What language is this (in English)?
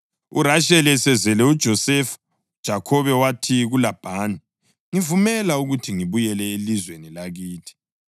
North Ndebele